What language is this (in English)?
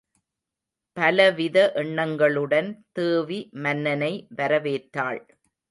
Tamil